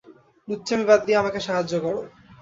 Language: Bangla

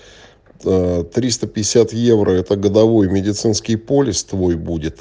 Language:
Russian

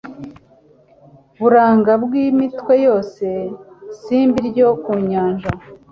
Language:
Kinyarwanda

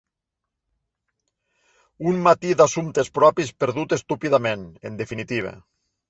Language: Catalan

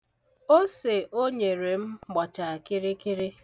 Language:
Igbo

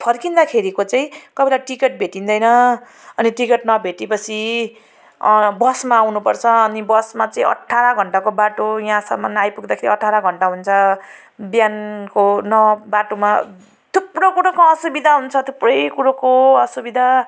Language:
Nepali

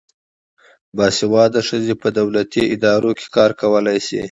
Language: Pashto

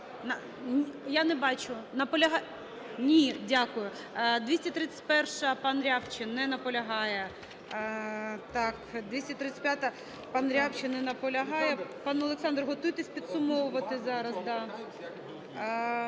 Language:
Ukrainian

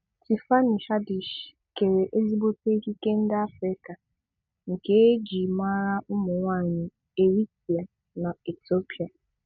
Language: Igbo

